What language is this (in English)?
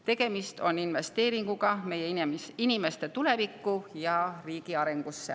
Estonian